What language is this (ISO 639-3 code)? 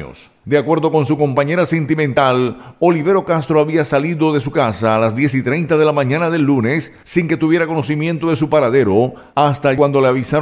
spa